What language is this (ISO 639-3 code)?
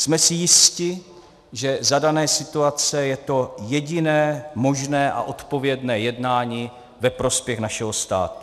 ces